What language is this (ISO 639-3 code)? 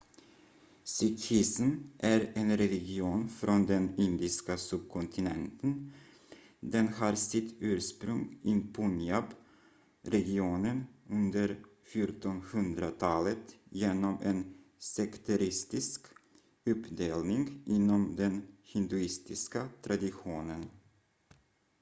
swe